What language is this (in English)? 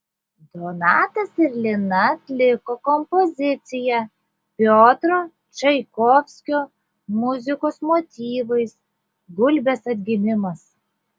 Lithuanian